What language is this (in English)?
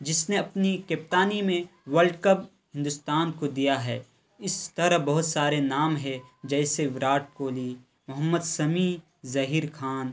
Urdu